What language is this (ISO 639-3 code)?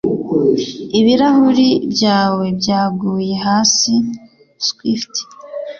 kin